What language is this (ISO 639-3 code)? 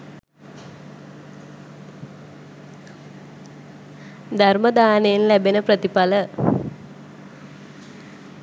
sin